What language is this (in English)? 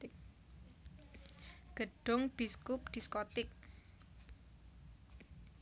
Javanese